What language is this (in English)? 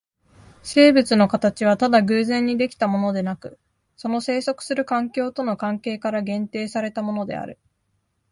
Japanese